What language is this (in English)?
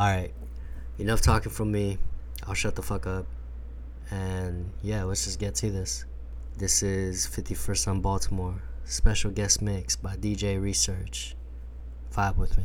English